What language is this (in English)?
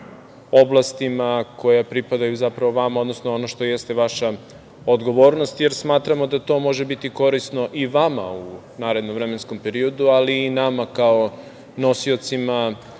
Serbian